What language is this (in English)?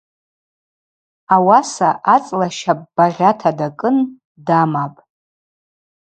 Abaza